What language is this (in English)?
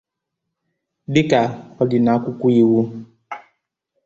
Igbo